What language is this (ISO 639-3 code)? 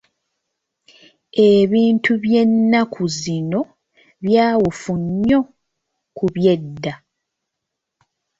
lug